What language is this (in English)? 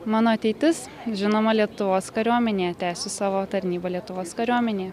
Lithuanian